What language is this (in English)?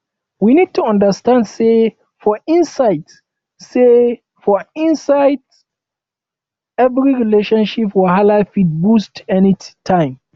Nigerian Pidgin